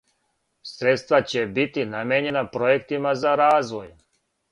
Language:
Serbian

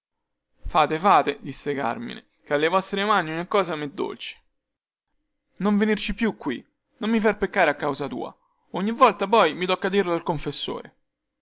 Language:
Italian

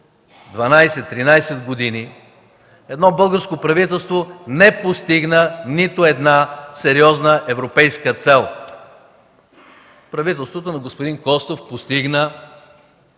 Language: Bulgarian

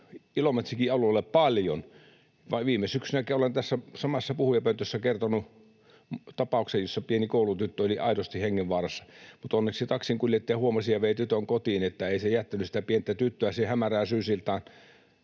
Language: Finnish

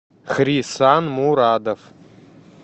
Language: Russian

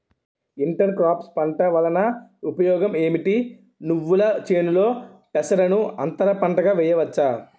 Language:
Telugu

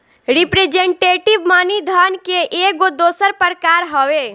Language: Bhojpuri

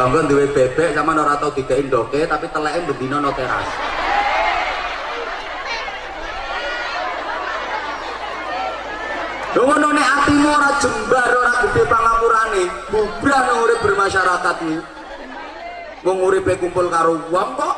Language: Indonesian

